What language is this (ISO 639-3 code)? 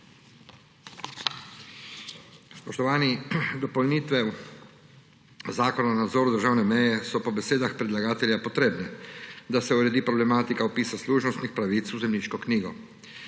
slv